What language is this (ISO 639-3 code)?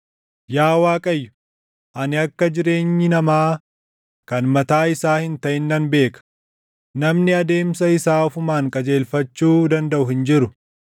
orm